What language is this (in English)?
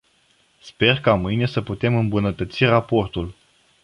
Romanian